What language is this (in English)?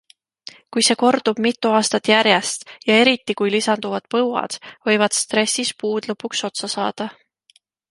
Estonian